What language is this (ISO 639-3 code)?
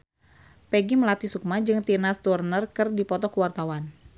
sun